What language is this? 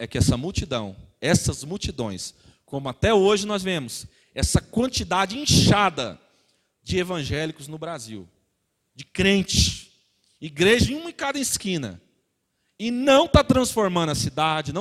Portuguese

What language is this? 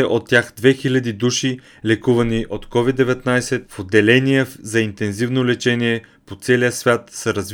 Bulgarian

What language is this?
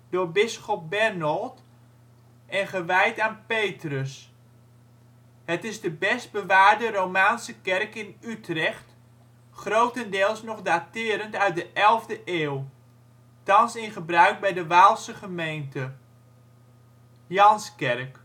Dutch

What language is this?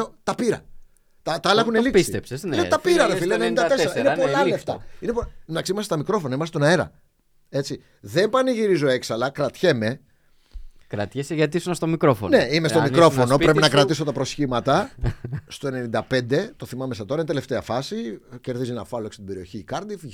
Greek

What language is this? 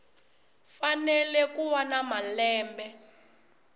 Tsonga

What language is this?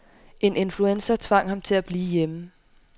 Danish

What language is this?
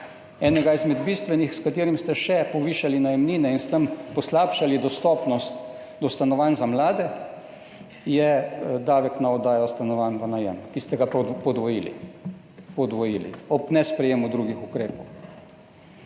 Slovenian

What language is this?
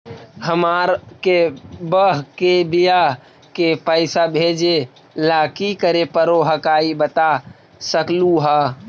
Magahi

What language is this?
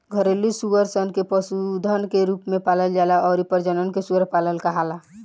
Bhojpuri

